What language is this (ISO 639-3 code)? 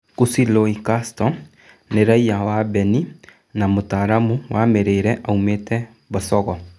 kik